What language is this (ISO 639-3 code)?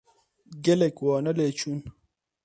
kur